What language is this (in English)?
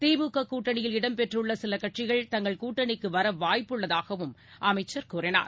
Tamil